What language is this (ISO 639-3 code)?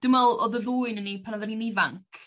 cym